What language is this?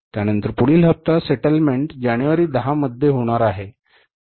Marathi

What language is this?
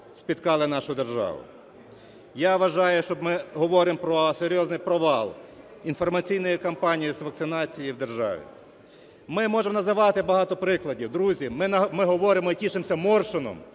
Ukrainian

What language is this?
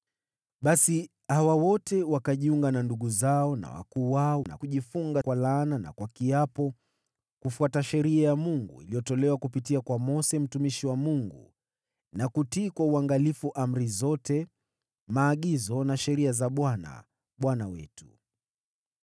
Swahili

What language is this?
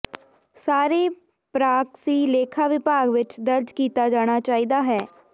Punjabi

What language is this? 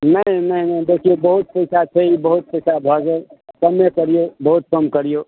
Maithili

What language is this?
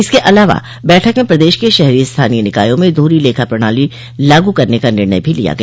Hindi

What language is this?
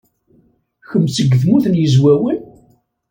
Kabyle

